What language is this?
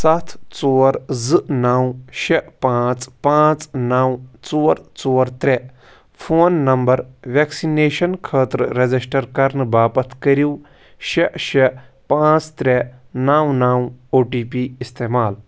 Kashmiri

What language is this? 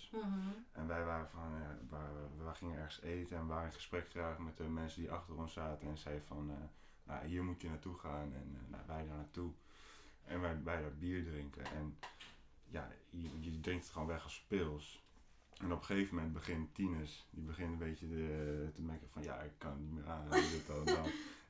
Dutch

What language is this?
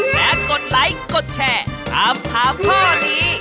Thai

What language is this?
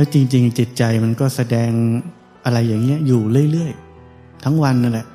Thai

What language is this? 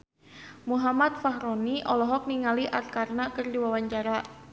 Sundanese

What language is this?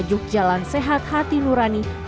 Indonesian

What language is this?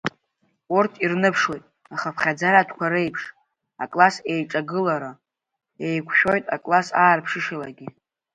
Abkhazian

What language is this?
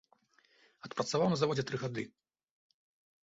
Belarusian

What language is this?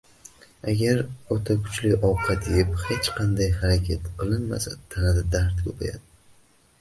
Uzbek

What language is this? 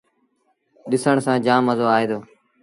Sindhi Bhil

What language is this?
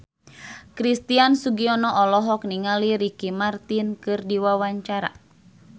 Sundanese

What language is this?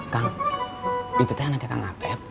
Indonesian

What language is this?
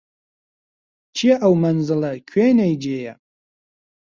Central Kurdish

